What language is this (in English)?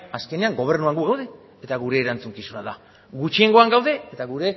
Basque